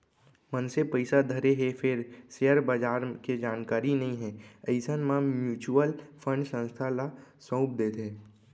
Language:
Chhattisgarhi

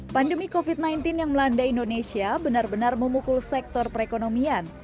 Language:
Indonesian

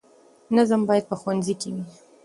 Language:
Pashto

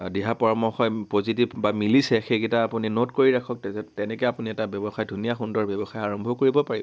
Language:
Assamese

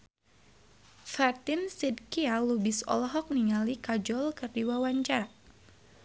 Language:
Sundanese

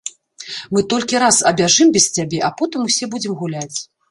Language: Belarusian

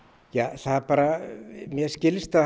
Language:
Icelandic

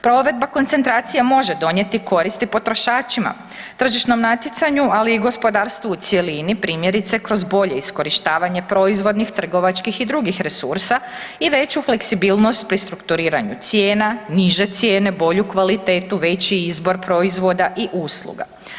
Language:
Croatian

